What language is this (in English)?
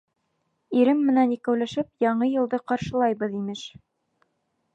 Bashkir